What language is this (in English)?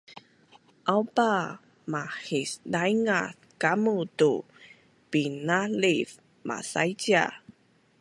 Bunun